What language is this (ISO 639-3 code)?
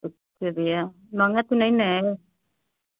hin